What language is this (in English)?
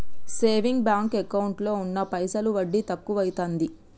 Telugu